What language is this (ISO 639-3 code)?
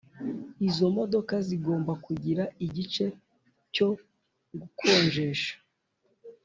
kin